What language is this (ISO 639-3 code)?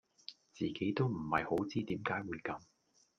yue